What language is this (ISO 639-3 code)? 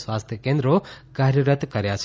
guj